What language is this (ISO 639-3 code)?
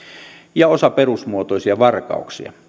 fin